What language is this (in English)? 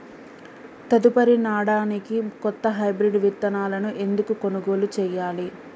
Telugu